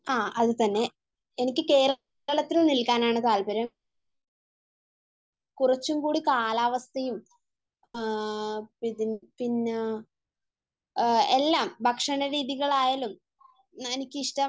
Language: Malayalam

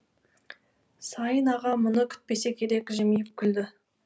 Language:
Kazakh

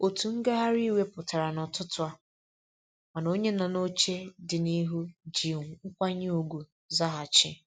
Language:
Igbo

